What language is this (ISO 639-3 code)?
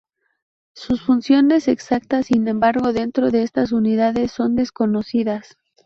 spa